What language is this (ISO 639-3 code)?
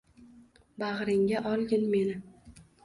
uzb